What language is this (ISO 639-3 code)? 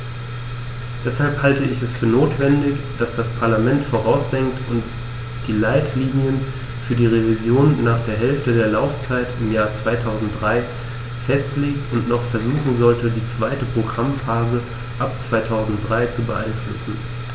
deu